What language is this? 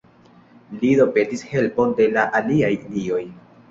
Esperanto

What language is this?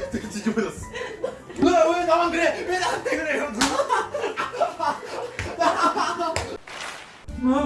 Korean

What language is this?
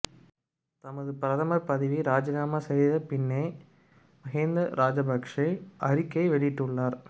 Tamil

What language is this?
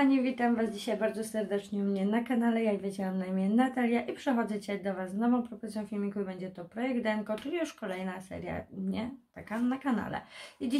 Polish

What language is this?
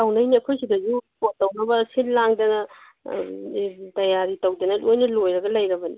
Manipuri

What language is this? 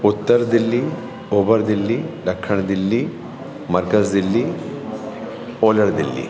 Sindhi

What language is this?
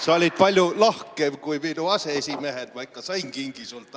Estonian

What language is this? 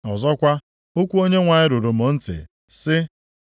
Igbo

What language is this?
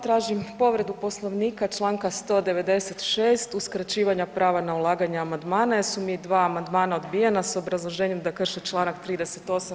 Croatian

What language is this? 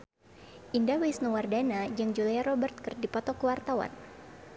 Sundanese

